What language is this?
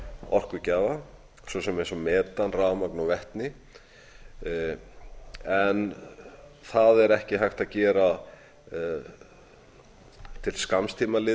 Icelandic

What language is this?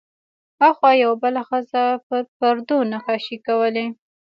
Pashto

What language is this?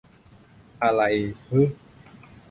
Thai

